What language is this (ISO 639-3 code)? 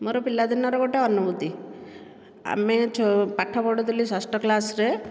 ori